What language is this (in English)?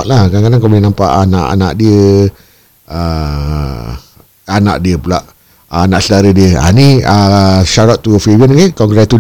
Malay